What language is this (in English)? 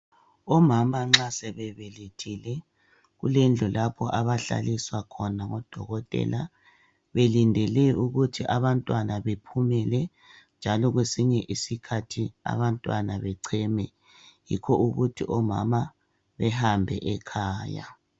North Ndebele